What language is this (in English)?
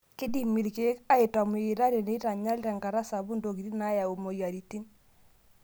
Masai